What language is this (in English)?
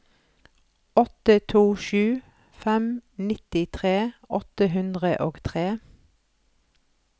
Norwegian